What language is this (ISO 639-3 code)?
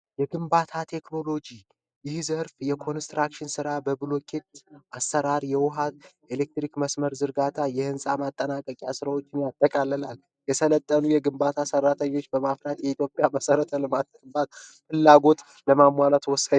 amh